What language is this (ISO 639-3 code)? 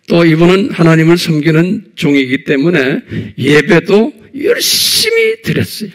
kor